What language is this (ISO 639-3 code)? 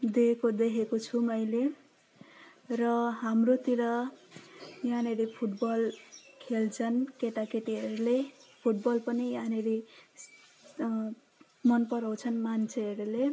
nep